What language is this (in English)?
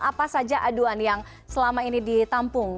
Indonesian